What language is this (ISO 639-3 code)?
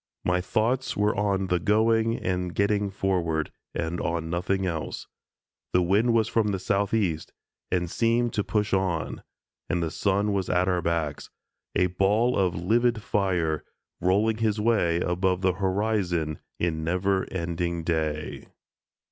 eng